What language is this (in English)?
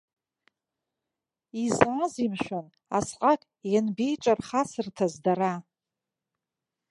Abkhazian